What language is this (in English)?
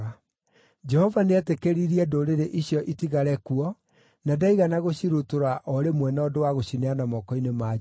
Kikuyu